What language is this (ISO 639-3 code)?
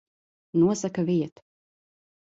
lav